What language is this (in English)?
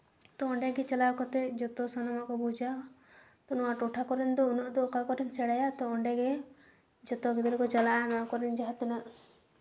Santali